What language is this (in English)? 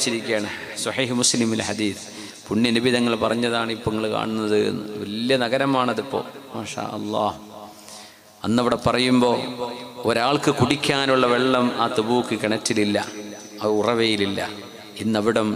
Arabic